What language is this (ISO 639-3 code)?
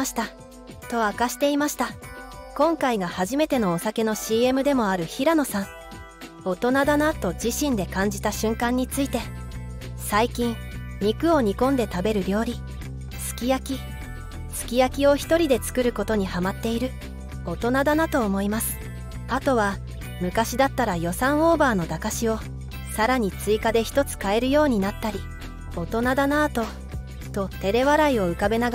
jpn